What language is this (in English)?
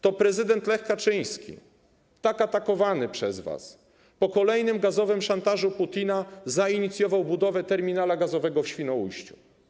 Polish